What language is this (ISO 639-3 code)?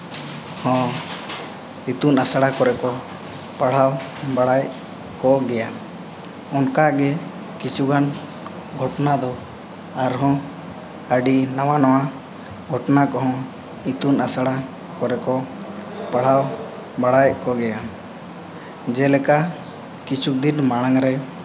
sat